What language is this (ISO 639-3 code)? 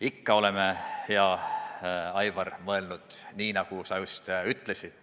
est